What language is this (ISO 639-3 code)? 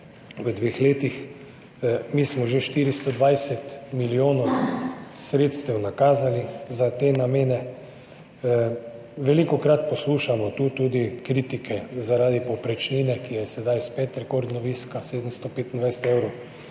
slv